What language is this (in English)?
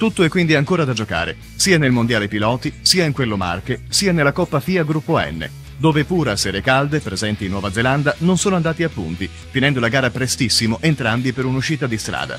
Italian